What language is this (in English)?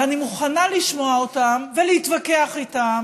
Hebrew